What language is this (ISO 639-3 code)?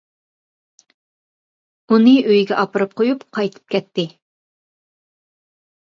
uig